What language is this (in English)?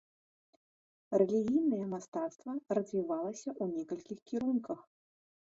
Belarusian